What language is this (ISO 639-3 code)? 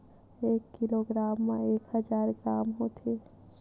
hne